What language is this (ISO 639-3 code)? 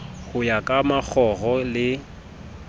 sot